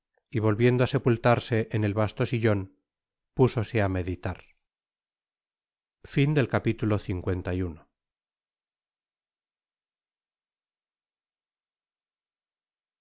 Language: Spanish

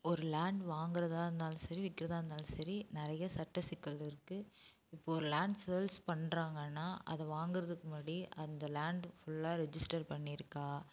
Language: Tamil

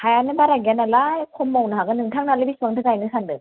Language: Bodo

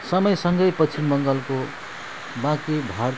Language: Nepali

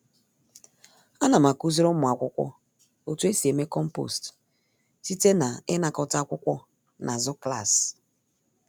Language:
Igbo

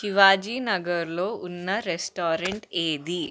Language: Telugu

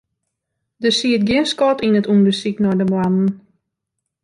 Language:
Western Frisian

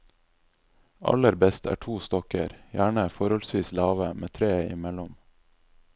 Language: Norwegian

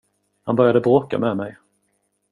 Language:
Swedish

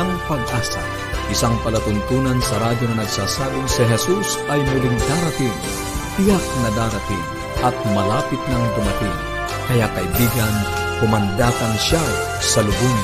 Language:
Filipino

